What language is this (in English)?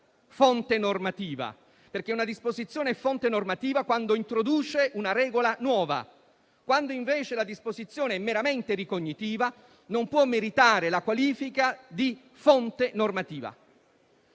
Italian